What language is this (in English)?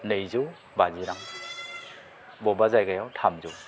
Bodo